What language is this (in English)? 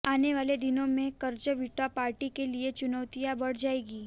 Hindi